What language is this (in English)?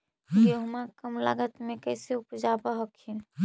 Magahi